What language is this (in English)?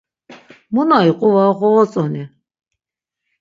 Laz